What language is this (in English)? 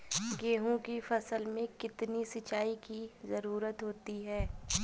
Hindi